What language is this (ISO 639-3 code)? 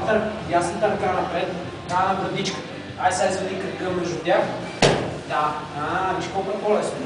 bul